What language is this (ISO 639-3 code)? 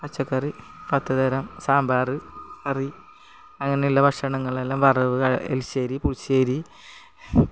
mal